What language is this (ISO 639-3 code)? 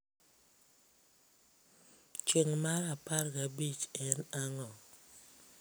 luo